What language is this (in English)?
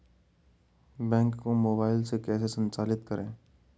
Hindi